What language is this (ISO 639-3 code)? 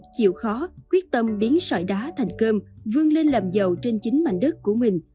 vie